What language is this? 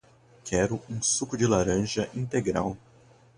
Portuguese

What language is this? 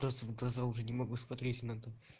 Russian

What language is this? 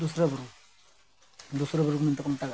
Santali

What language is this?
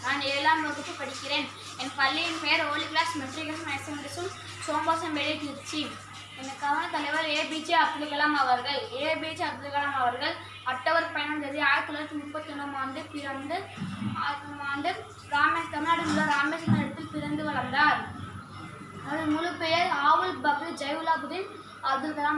Tamil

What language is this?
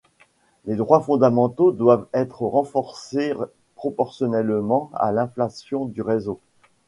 French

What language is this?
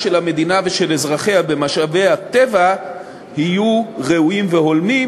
Hebrew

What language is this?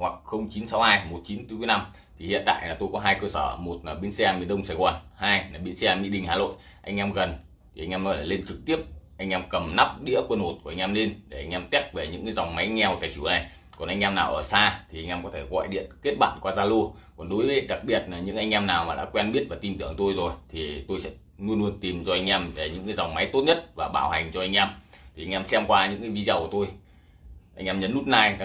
Vietnamese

